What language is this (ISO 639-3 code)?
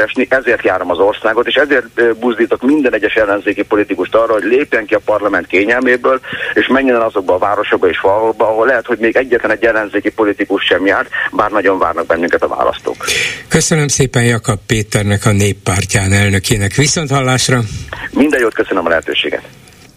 hun